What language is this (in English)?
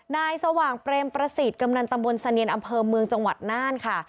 Thai